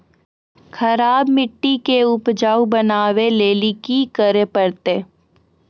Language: Maithili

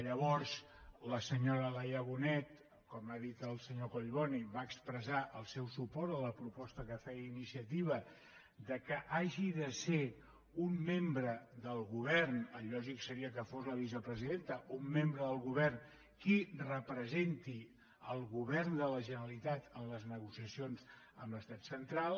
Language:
Catalan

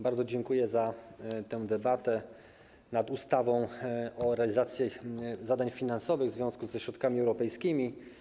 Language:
Polish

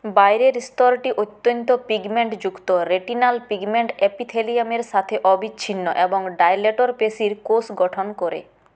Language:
Bangla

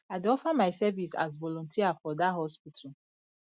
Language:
Nigerian Pidgin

